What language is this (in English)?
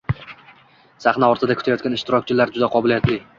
Uzbek